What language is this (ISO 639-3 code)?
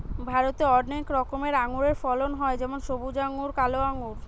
ben